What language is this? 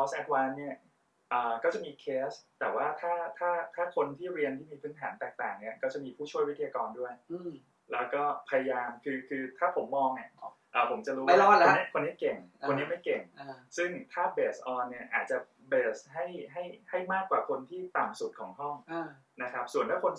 Thai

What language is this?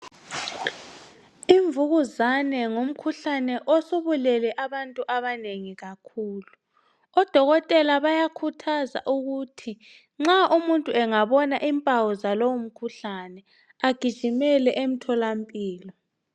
North Ndebele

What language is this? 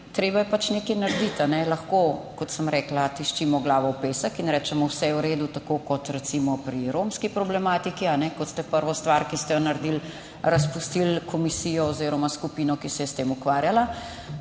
Slovenian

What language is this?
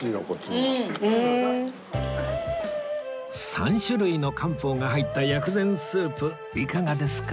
Japanese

